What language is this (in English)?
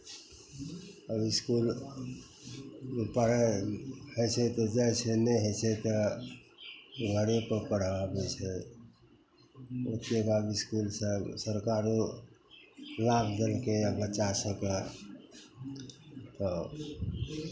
Maithili